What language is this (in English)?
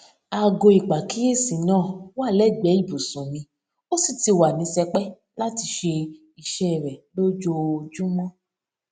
Yoruba